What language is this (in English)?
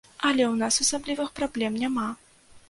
Belarusian